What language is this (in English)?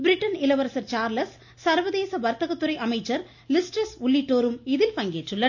Tamil